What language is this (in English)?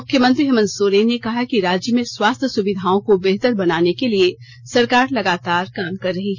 Hindi